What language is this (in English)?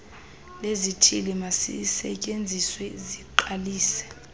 Xhosa